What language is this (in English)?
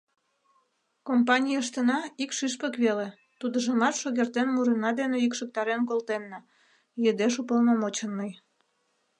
Mari